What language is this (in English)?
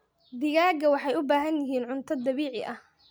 Somali